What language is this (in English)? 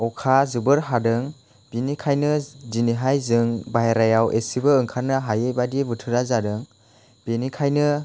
Bodo